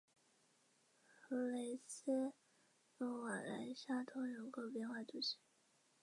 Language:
Chinese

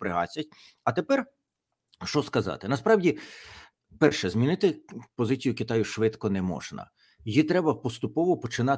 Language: Ukrainian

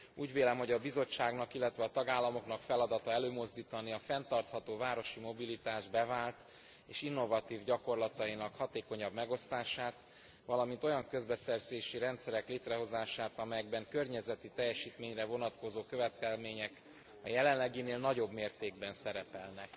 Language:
Hungarian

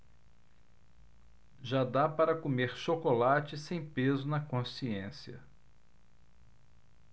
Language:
Portuguese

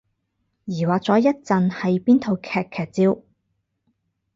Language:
Cantonese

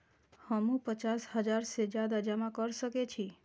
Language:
Maithili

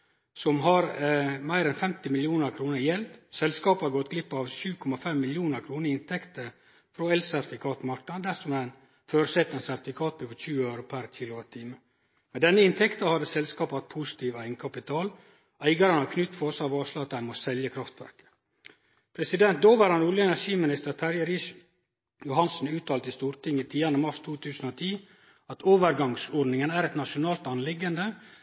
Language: Norwegian Nynorsk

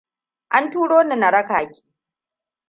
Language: Hausa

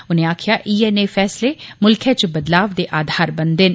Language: Dogri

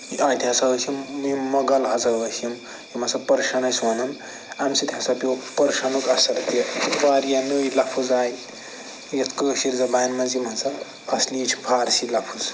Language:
Kashmiri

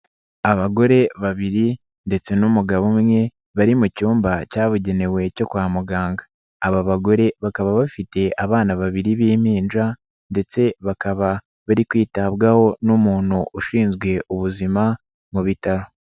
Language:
Kinyarwanda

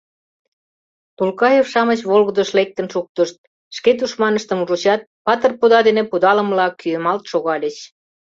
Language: Mari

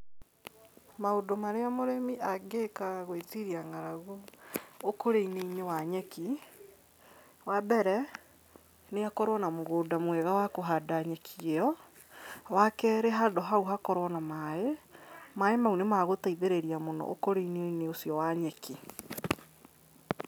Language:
Kikuyu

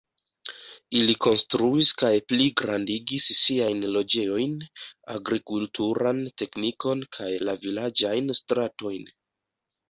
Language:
Esperanto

